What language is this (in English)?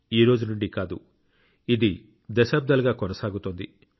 Telugu